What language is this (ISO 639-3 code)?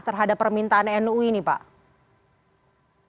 ind